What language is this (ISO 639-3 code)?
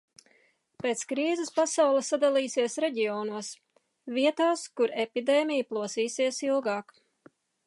lav